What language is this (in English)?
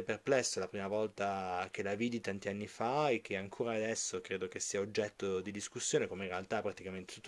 Italian